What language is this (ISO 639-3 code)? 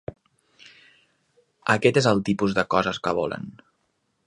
cat